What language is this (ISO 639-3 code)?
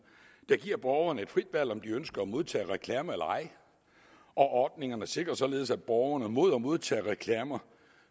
dan